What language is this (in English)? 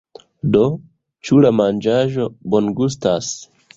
Esperanto